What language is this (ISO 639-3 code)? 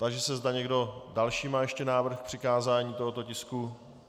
ces